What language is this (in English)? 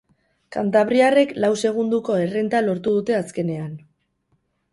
Basque